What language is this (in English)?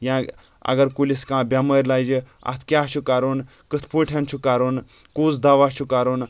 Kashmiri